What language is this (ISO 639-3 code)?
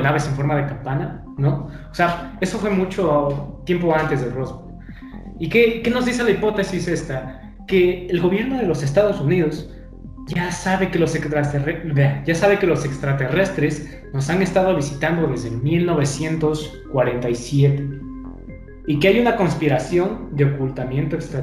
spa